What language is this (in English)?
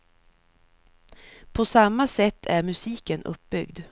Swedish